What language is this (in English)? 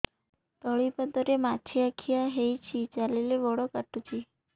Odia